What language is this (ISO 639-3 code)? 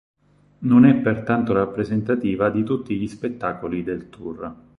ita